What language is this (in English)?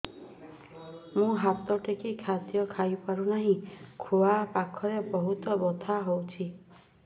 Odia